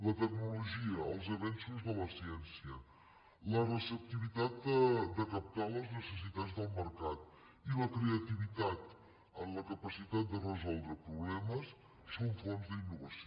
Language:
Catalan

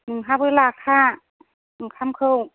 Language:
Bodo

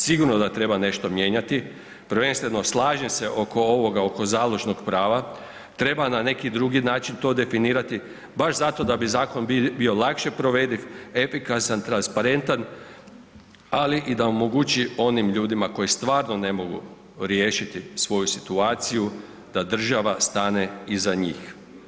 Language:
Croatian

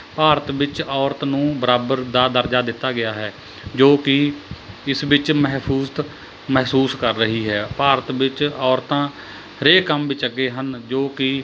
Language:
Punjabi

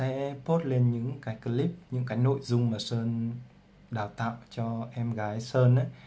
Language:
Vietnamese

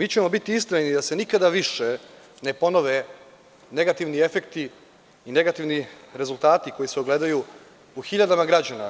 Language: Serbian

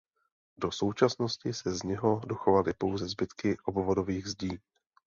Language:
Czech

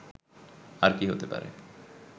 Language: Bangla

